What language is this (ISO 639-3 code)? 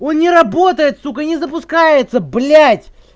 rus